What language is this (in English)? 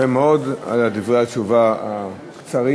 Hebrew